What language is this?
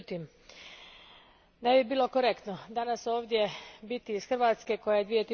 Croatian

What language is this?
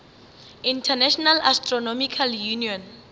Northern Sotho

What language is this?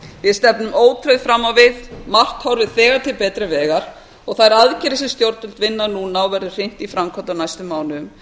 Icelandic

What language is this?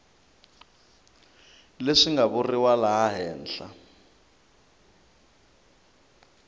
Tsonga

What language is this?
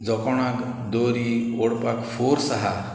Konkani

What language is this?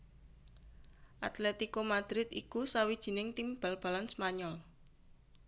Javanese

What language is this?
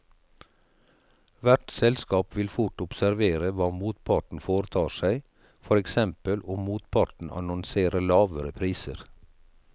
Norwegian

